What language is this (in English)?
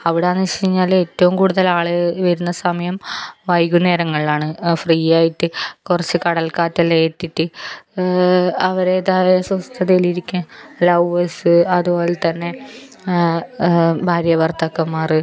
Malayalam